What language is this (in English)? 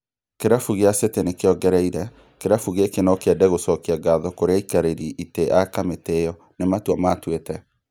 Kikuyu